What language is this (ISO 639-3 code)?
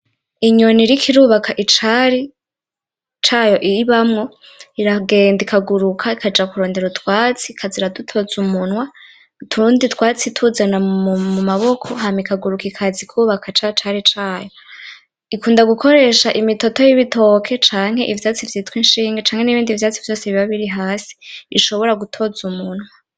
run